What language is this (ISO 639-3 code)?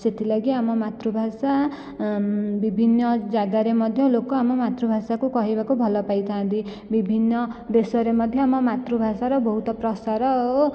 ori